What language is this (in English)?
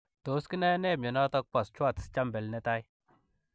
Kalenjin